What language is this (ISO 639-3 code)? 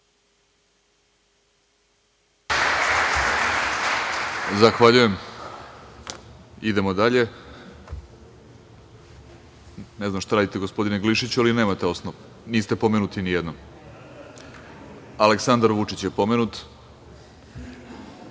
srp